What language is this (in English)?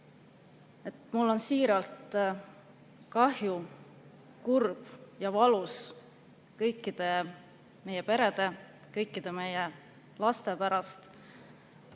Estonian